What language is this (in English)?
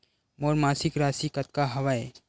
Chhattisgarhi